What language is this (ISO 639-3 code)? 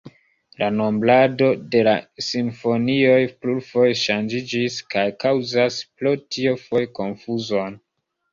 epo